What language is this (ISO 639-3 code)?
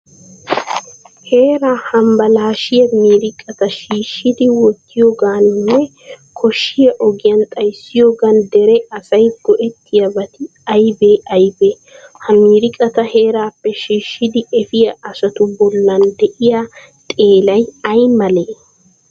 wal